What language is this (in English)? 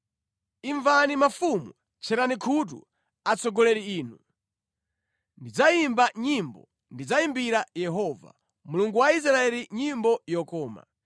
Nyanja